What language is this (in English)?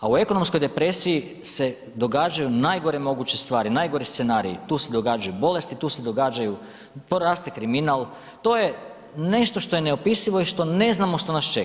Croatian